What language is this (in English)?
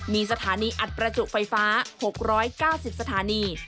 Thai